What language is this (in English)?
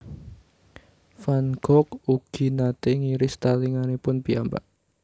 Javanese